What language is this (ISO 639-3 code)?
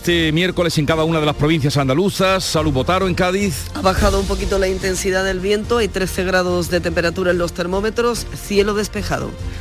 spa